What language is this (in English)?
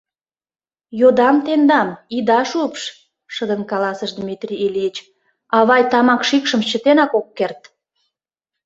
Mari